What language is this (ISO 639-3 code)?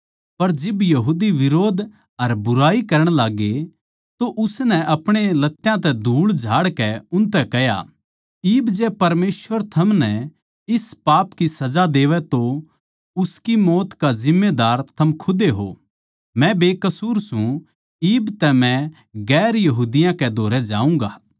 bgc